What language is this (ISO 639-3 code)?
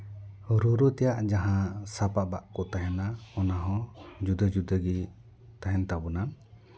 sat